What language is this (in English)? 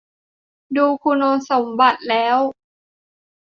Thai